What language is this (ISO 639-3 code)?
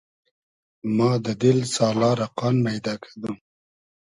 haz